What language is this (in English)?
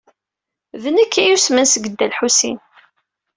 Kabyle